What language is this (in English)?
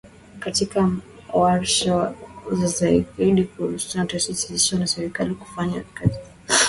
Swahili